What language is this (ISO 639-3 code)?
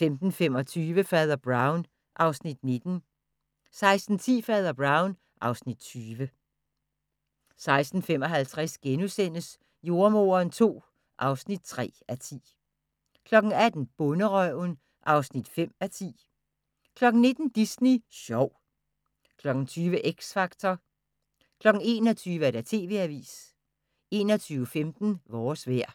dan